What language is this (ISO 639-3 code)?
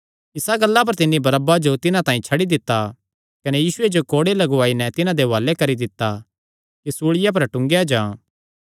xnr